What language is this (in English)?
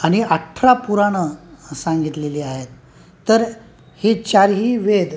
Marathi